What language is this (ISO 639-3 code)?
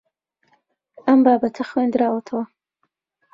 ckb